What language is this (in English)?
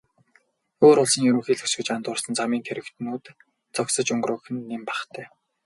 Mongolian